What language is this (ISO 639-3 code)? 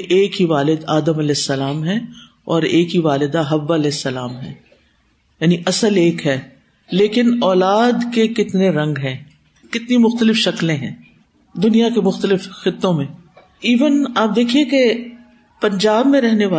urd